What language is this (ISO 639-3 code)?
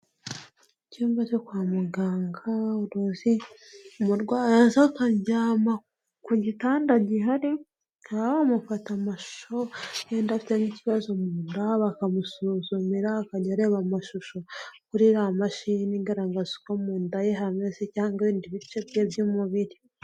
kin